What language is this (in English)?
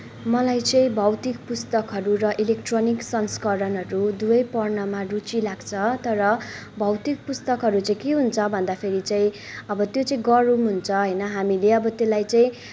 Nepali